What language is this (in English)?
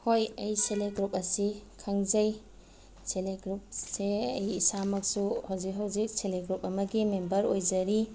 Manipuri